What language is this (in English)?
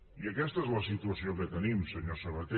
Catalan